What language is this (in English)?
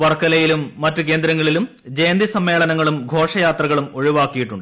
Malayalam